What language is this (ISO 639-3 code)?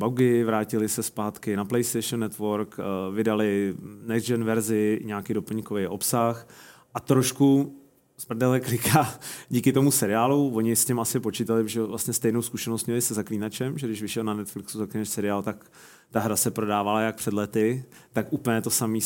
ces